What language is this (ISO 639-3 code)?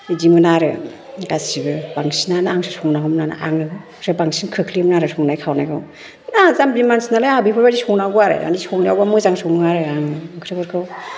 brx